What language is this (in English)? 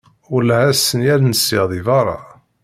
Kabyle